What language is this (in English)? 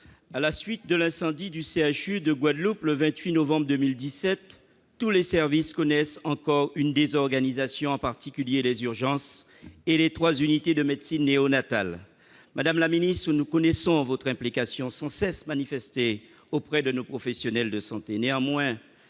French